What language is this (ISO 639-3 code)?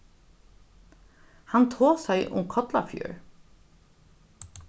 fao